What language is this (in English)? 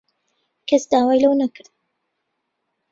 Central Kurdish